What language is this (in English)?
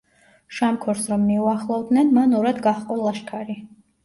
Georgian